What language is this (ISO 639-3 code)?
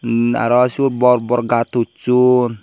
ccp